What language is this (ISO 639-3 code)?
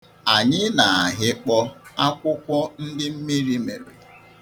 ibo